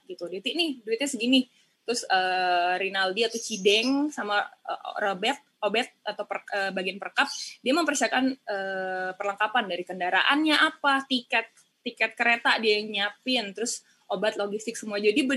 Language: Indonesian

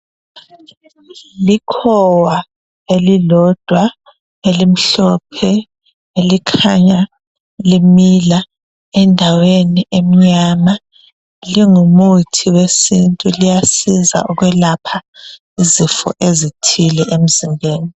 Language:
North Ndebele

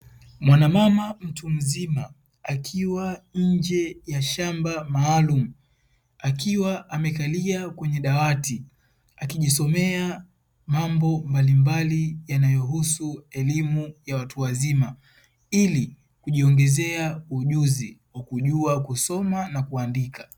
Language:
Swahili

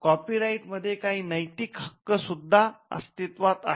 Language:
Marathi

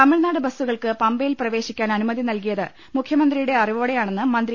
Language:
Malayalam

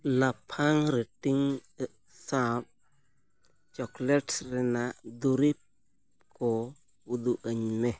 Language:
Santali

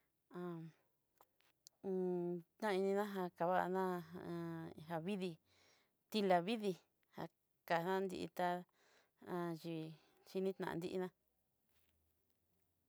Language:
Southeastern Nochixtlán Mixtec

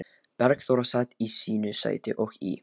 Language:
Icelandic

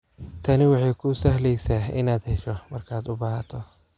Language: Somali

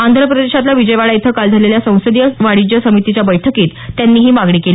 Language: Marathi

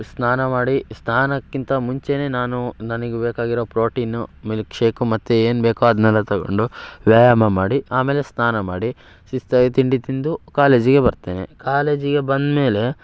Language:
Kannada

